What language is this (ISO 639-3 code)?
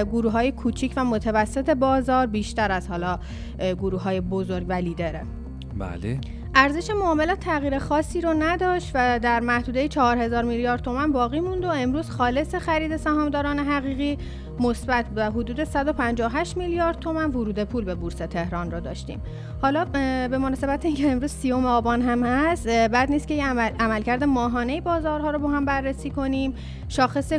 fas